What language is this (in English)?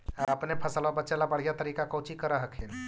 Magahi